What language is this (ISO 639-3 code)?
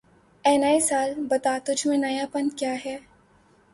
urd